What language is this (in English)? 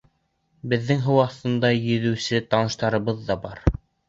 Bashkir